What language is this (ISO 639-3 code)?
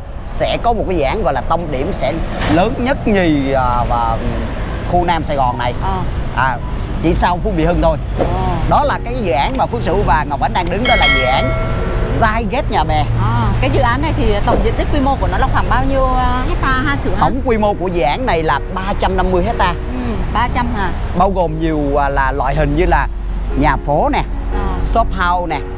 vie